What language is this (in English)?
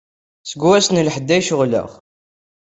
Kabyle